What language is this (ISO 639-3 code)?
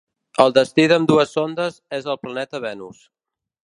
cat